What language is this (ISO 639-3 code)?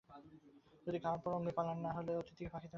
ben